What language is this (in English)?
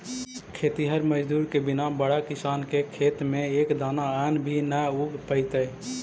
Magahi